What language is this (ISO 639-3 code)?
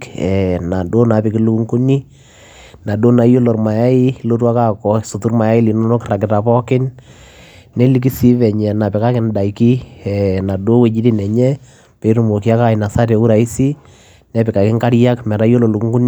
mas